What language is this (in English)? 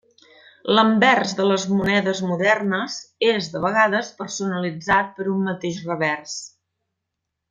Catalan